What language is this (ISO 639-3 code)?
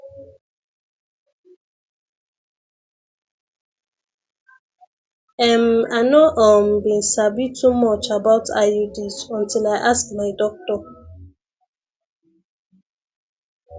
pcm